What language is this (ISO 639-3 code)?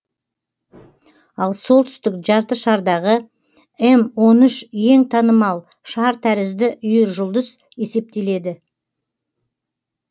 kaz